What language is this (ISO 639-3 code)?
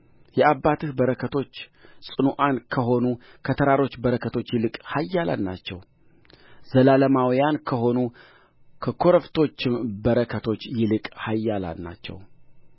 amh